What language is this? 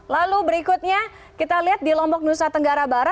Indonesian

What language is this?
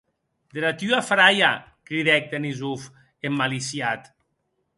Occitan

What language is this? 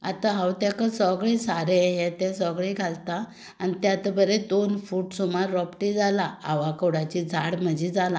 Konkani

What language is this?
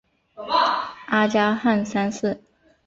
Chinese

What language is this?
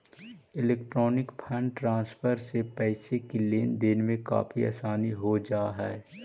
Magahi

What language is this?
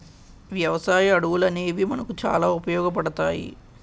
Telugu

